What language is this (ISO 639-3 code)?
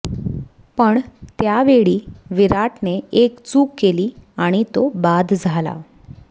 mar